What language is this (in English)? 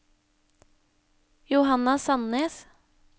Norwegian